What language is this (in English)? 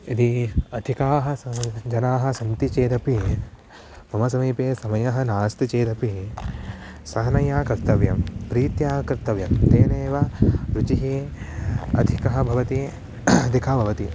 Sanskrit